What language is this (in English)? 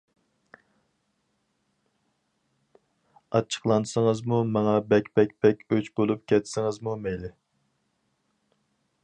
Uyghur